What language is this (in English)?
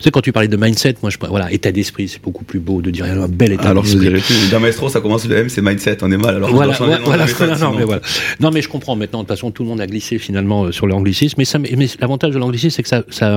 French